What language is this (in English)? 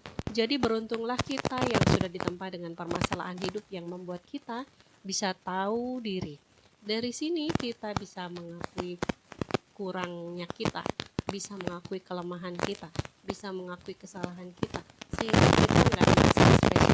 Indonesian